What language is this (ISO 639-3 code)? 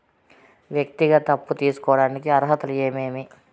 tel